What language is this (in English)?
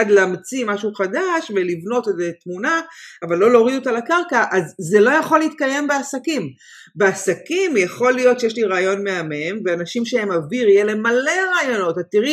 Hebrew